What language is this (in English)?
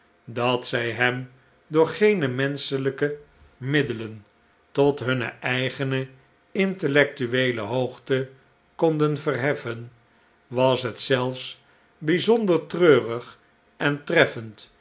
Dutch